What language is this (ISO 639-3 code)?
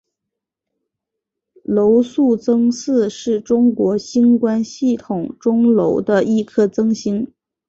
zho